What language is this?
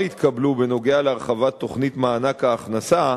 Hebrew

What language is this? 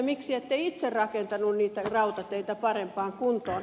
Finnish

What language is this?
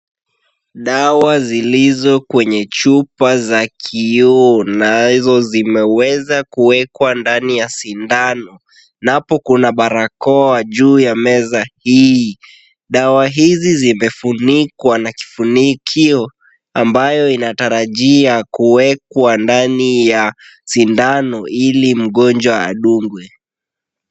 Swahili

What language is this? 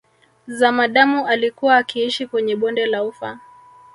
Swahili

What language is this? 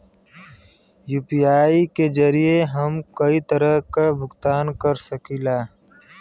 Bhojpuri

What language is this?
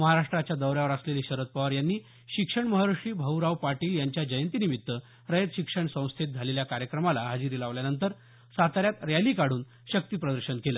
Marathi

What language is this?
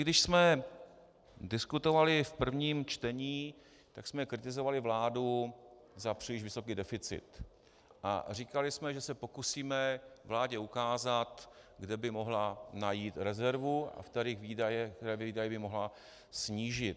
Czech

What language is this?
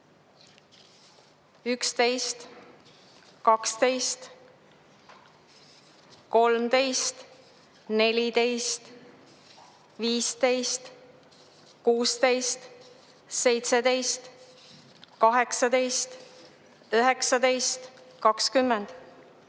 Estonian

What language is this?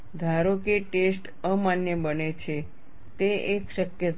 Gujarati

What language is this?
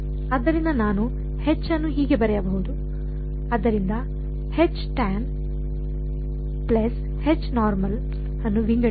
Kannada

